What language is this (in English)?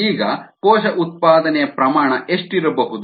Kannada